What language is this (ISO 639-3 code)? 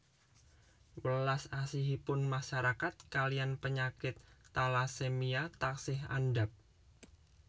jav